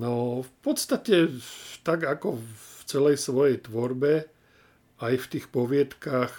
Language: Slovak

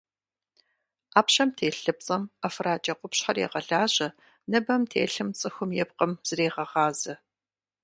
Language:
Kabardian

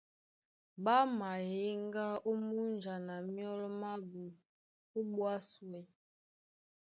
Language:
Duala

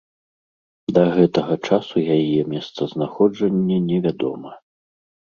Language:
Belarusian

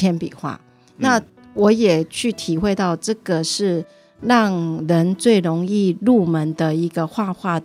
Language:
Chinese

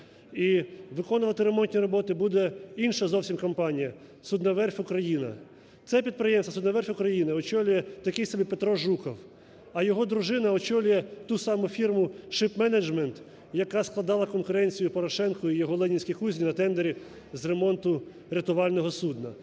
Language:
Ukrainian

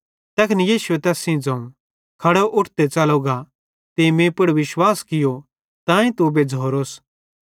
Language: Bhadrawahi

